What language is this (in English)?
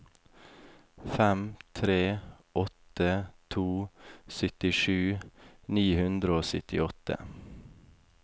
Norwegian